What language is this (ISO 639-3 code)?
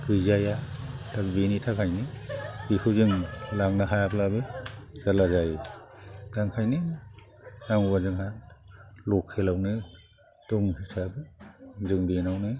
brx